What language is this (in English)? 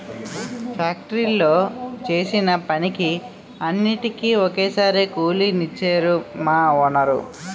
Telugu